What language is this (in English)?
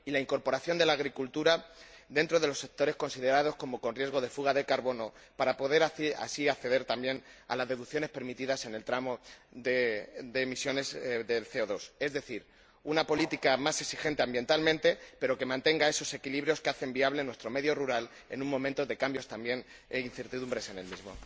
Spanish